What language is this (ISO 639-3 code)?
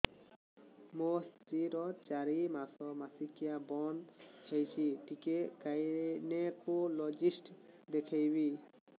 ori